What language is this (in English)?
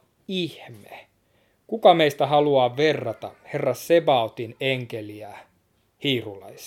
Finnish